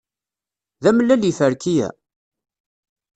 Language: Kabyle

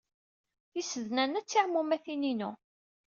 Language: Kabyle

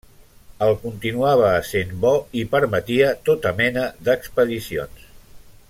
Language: Catalan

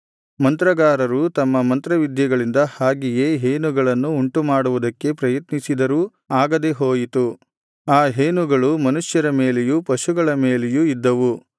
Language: Kannada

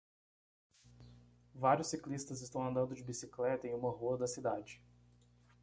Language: Portuguese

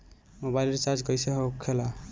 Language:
Bhojpuri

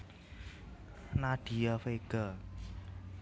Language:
Javanese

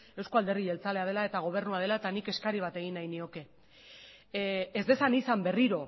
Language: Basque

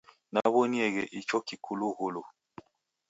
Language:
Taita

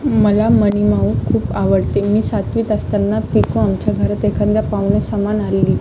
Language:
Marathi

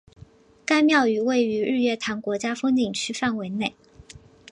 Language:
Chinese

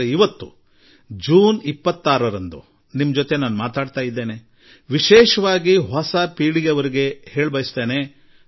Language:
Kannada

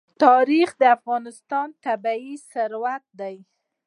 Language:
Pashto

